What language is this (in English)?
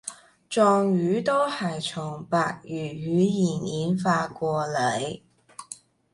Cantonese